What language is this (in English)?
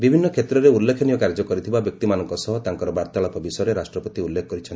Odia